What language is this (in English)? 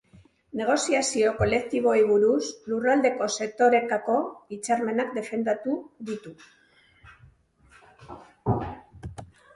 Basque